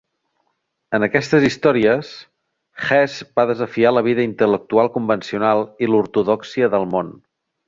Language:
Catalan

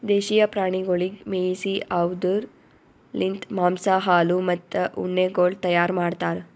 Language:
Kannada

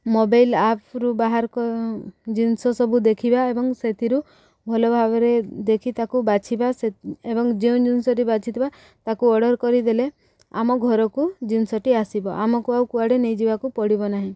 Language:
Odia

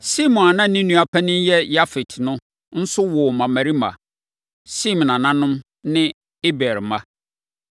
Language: Akan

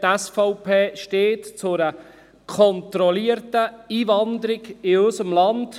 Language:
Swiss German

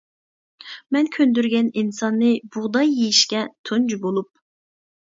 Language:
Uyghur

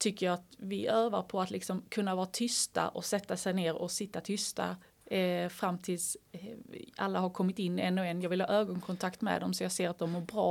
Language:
Swedish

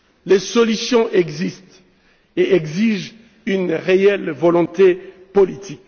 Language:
French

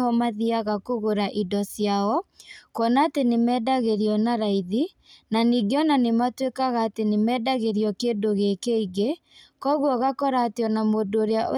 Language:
Kikuyu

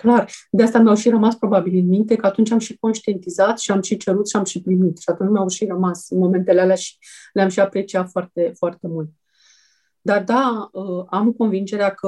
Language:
Romanian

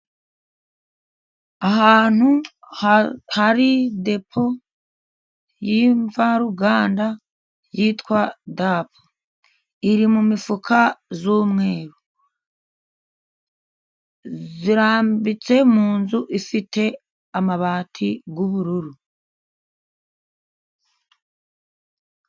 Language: Kinyarwanda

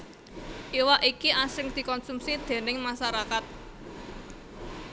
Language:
Javanese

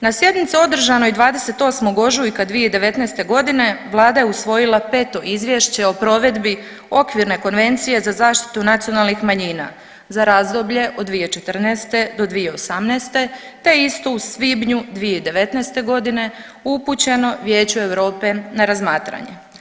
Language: Croatian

